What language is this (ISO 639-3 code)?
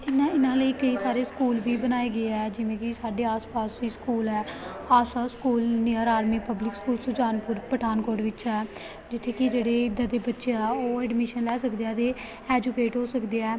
pan